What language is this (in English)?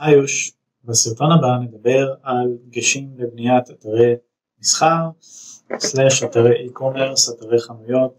Hebrew